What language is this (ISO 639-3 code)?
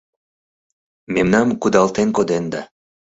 chm